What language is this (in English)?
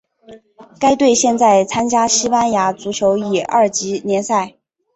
Chinese